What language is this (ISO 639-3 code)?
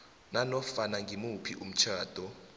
nbl